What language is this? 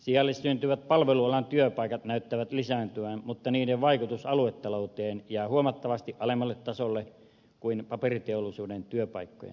Finnish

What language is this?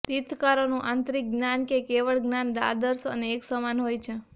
Gujarati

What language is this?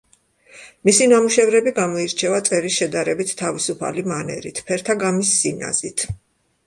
Georgian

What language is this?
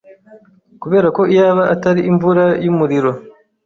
Kinyarwanda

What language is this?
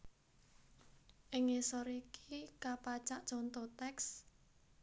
Javanese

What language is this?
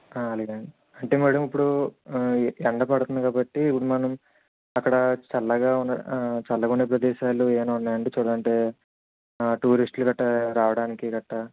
Telugu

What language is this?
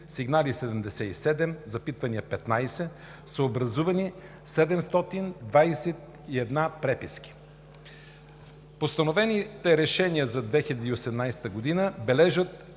Bulgarian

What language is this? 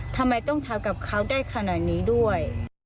Thai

